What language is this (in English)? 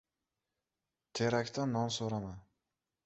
Uzbek